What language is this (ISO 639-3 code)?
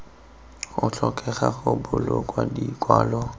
tsn